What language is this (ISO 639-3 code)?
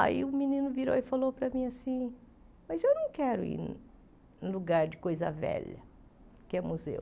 por